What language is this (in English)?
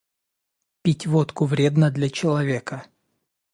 Russian